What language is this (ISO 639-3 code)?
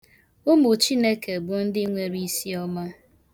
ibo